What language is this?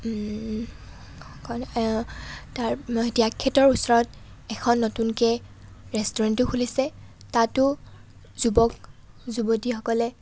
Assamese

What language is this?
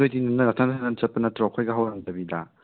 Manipuri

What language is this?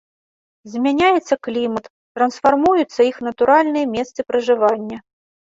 Belarusian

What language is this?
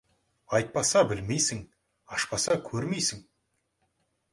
Kazakh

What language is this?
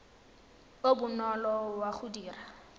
Tswana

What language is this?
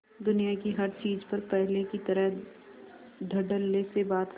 Hindi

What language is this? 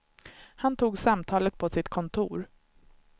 Swedish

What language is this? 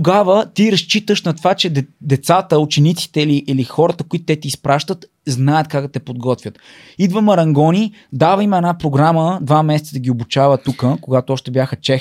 Bulgarian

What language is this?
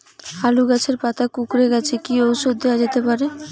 Bangla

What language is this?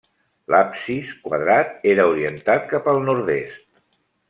Catalan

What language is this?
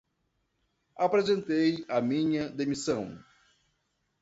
Portuguese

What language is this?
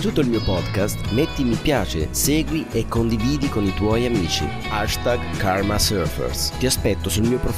Italian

